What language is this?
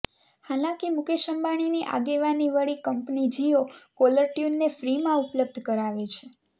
Gujarati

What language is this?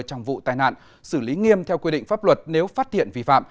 Vietnamese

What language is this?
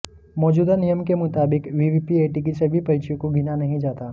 Hindi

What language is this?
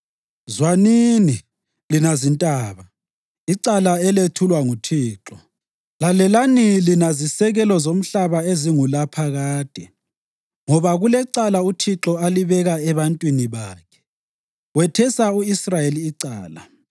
North Ndebele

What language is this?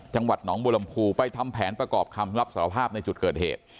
Thai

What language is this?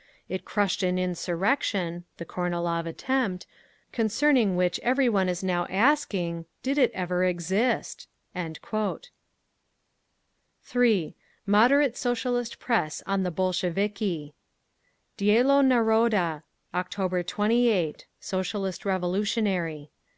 English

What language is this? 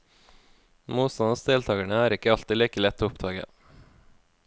Norwegian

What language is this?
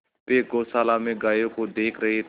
Hindi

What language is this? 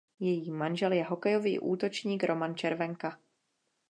Czech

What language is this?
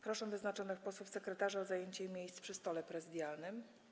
Polish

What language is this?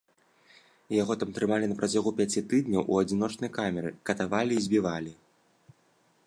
Belarusian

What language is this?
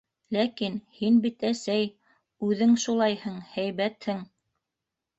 Bashkir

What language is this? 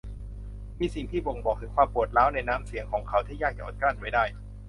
Thai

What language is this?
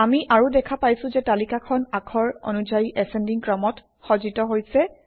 Assamese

